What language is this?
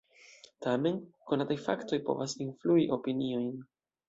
Esperanto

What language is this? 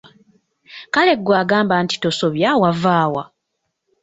Ganda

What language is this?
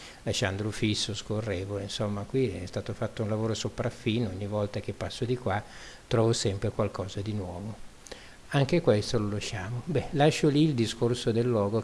Italian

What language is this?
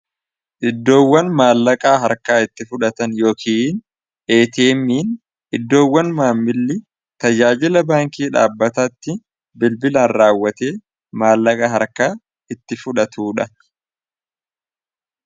Oromo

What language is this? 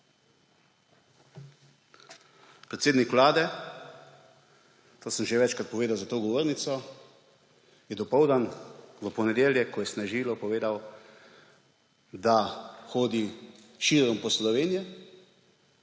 Slovenian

